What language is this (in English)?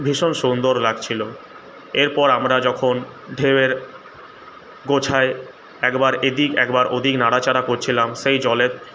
Bangla